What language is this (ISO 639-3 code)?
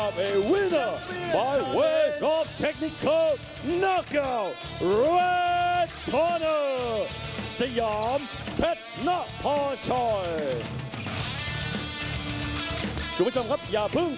tha